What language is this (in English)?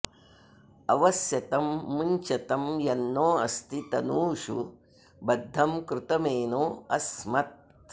Sanskrit